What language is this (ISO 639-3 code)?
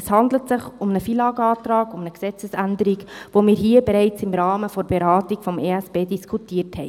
gsw